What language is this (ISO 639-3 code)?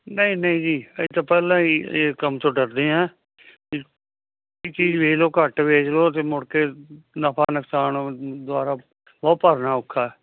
pan